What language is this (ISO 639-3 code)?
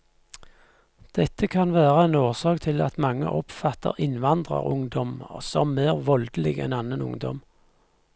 nor